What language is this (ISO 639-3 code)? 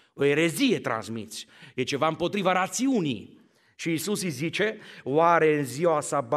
ron